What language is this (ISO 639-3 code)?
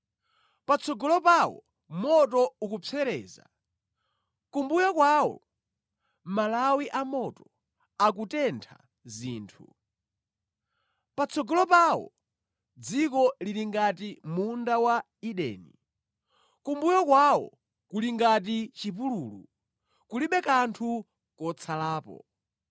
nya